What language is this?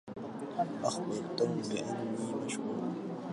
Arabic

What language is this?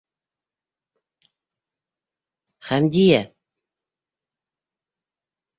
Bashkir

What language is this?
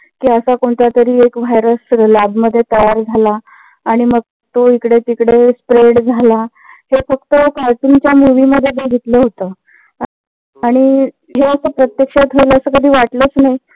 Marathi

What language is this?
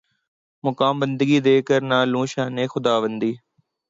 Urdu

